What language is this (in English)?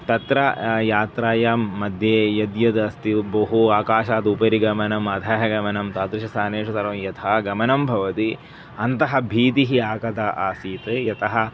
Sanskrit